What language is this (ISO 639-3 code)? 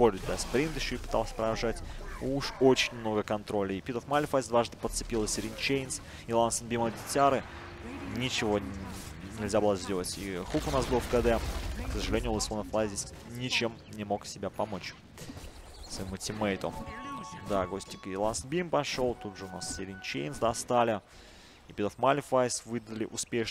rus